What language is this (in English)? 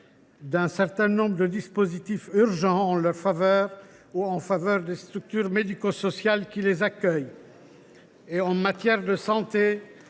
French